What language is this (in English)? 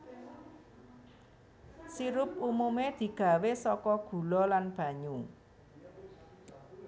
Javanese